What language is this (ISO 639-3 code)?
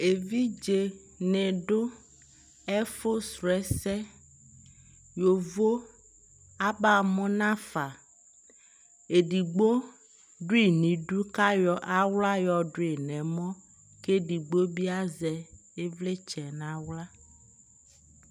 kpo